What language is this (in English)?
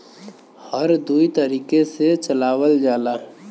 Bhojpuri